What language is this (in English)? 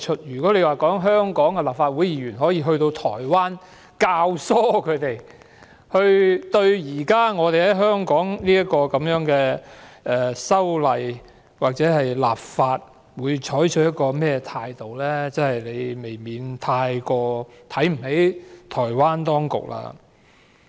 Cantonese